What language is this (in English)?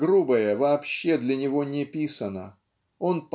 Russian